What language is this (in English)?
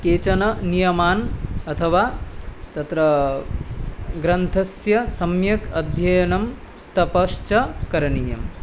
Sanskrit